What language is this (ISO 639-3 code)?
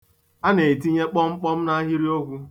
ibo